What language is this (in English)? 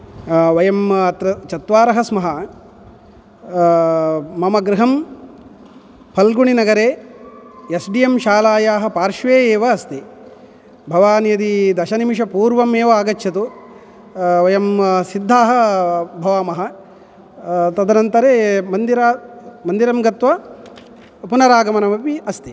Sanskrit